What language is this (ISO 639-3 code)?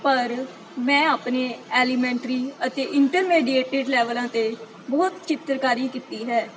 pan